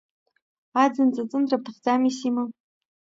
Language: Abkhazian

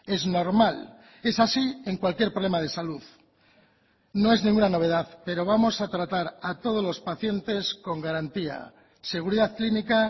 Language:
Spanish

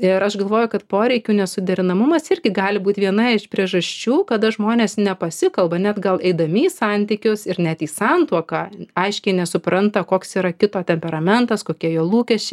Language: Lithuanian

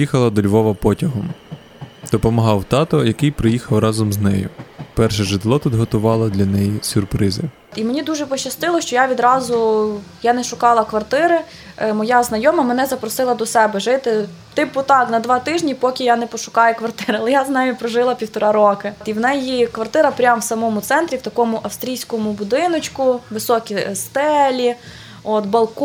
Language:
Ukrainian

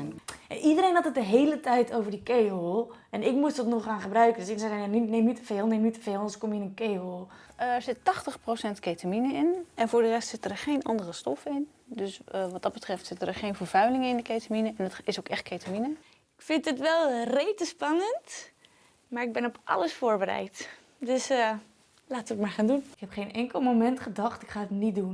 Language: Dutch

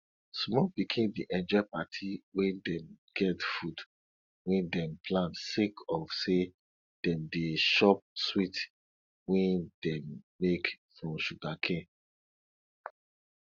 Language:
Nigerian Pidgin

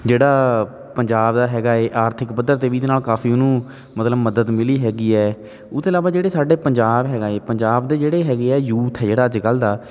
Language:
Punjabi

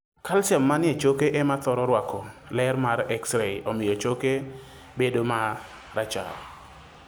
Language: Luo (Kenya and Tanzania)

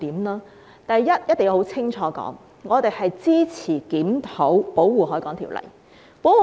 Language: Cantonese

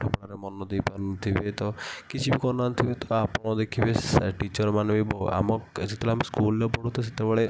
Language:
Odia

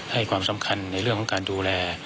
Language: Thai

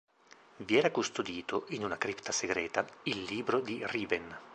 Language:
Italian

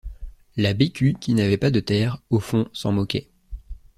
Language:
French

